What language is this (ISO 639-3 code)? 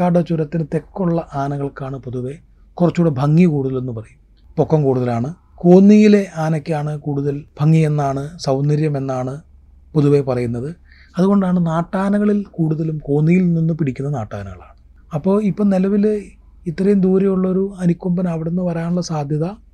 mal